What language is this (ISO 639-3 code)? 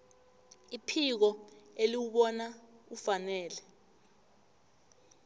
nbl